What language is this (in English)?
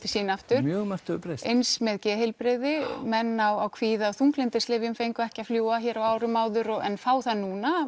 Icelandic